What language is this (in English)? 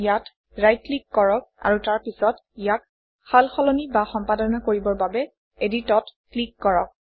Assamese